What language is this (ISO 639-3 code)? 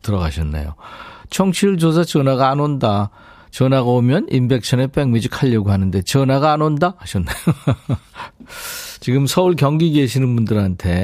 kor